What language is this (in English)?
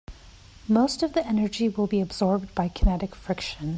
English